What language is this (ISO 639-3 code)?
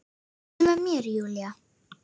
isl